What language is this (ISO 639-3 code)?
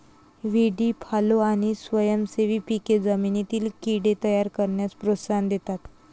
mar